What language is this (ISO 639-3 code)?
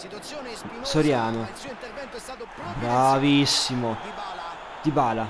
ita